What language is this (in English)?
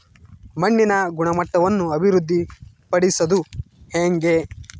Kannada